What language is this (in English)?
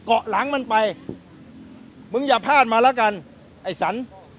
Thai